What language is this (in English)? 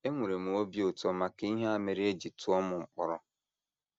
Igbo